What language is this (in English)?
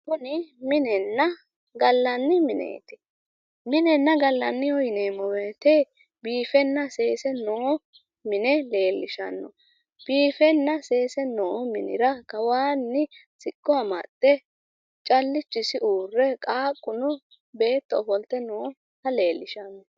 Sidamo